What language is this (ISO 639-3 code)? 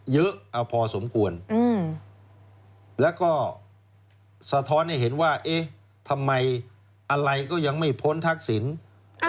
tha